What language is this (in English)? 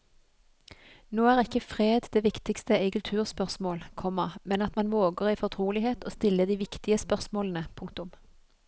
Norwegian